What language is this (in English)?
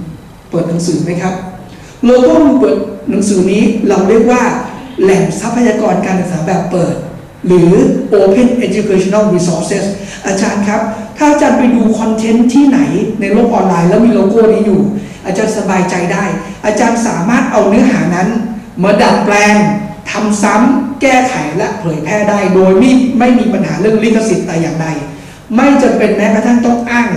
Thai